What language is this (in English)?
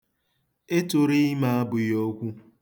Igbo